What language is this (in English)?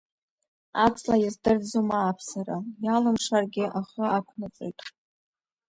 Abkhazian